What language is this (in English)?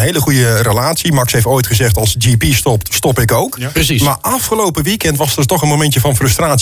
Dutch